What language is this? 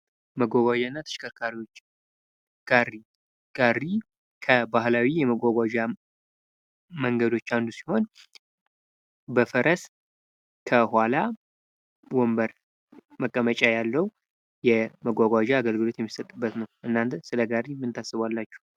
Amharic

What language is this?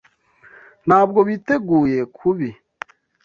Kinyarwanda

